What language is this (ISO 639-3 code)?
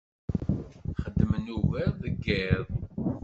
kab